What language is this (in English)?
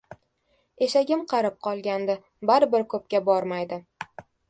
Uzbek